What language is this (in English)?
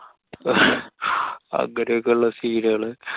Malayalam